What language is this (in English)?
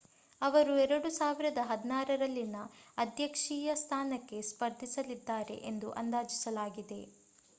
Kannada